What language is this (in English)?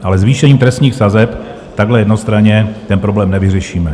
Czech